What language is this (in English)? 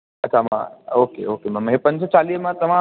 Sindhi